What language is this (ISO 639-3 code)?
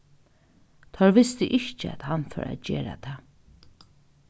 fao